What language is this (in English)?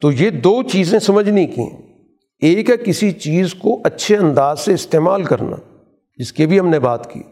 Urdu